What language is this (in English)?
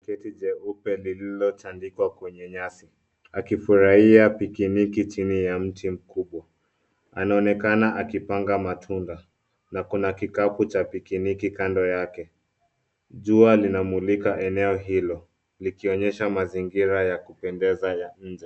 Swahili